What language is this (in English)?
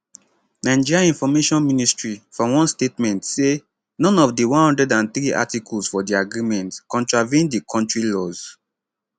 Nigerian Pidgin